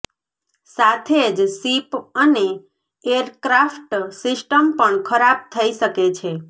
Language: Gujarati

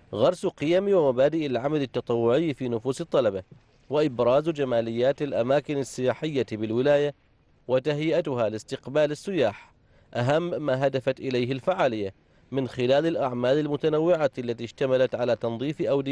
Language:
Arabic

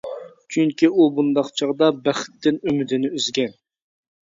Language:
Uyghur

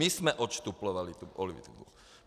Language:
Czech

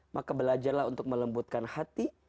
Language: Indonesian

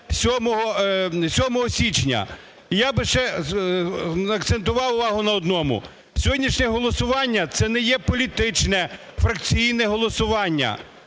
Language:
Ukrainian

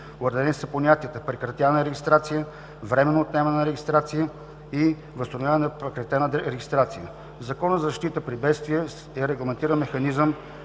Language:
Bulgarian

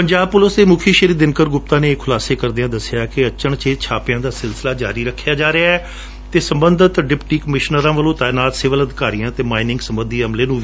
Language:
Punjabi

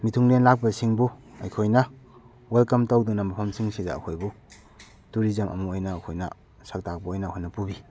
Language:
Manipuri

